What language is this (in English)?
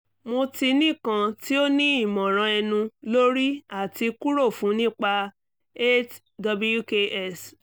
Yoruba